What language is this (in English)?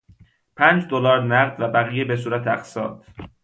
Persian